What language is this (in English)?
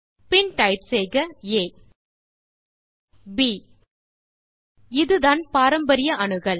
Tamil